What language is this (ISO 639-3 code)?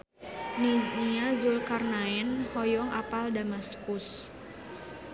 sun